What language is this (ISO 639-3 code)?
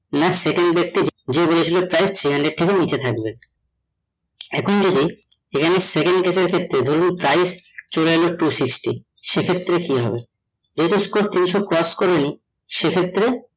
ben